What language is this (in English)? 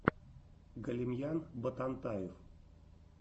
Russian